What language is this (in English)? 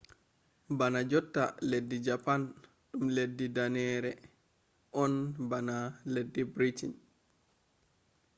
Fula